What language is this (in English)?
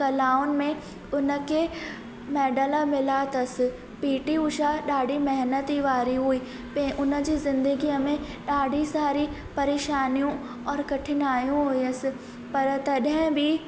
Sindhi